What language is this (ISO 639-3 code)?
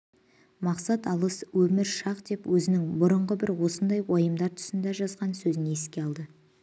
kaz